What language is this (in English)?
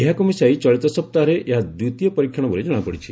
Odia